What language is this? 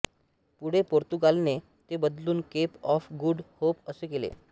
Marathi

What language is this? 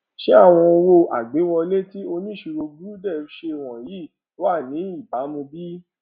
Yoruba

